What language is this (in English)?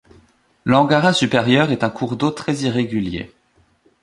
French